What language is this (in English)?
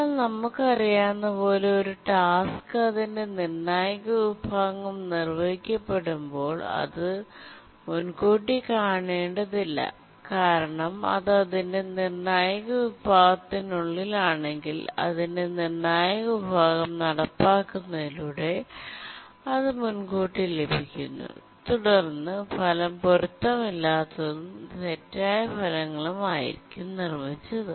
Malayalam